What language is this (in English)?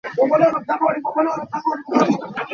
Hakha Chin